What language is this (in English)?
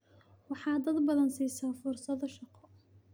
Somali